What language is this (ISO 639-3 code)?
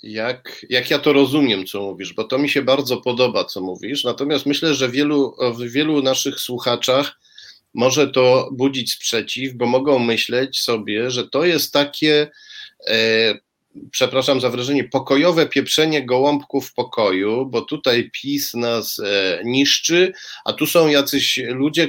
pol